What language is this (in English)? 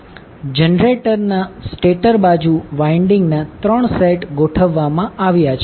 Gujarati